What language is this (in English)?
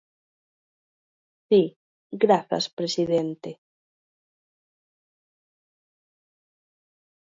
Galician